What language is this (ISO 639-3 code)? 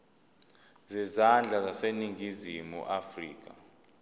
zul